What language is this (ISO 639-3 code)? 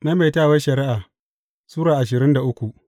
hau